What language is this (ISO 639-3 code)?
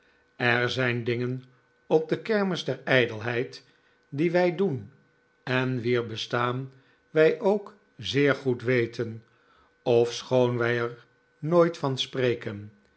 nld